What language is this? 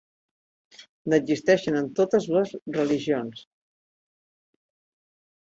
Catalan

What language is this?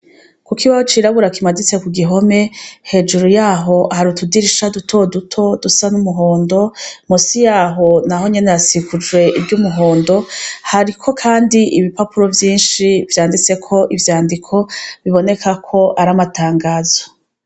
Rundi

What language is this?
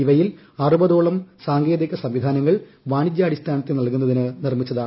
Malayalam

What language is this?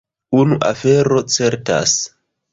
Esperanto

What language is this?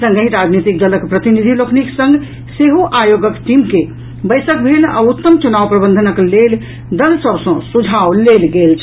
Maithili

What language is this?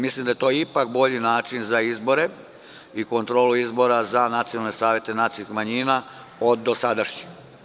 Serbian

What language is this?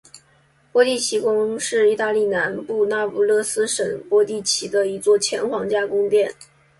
Chinese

